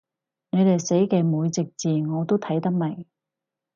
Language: Cantonese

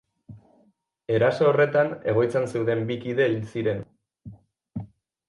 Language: Basque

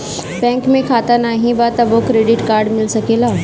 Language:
Bhojpuri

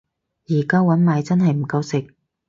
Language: Cantonese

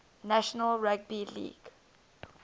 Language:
English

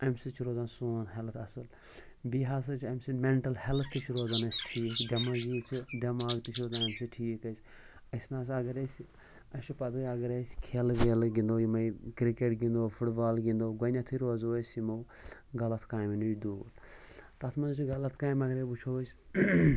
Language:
Kashmiri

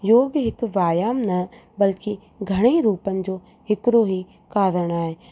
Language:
Sindhi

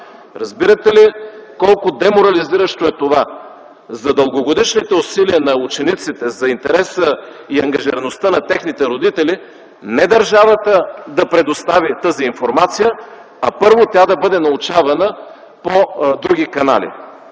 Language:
Bulgarian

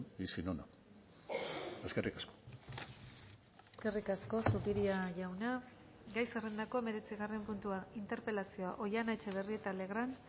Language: Basque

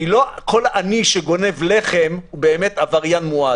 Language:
Hebrew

